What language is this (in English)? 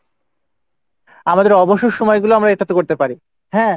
Bangla